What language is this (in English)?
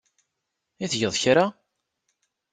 Kabyle